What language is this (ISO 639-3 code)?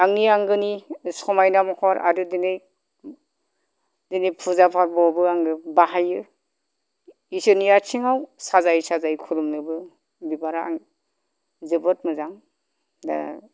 brx